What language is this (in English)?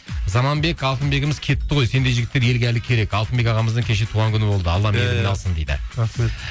Kazakh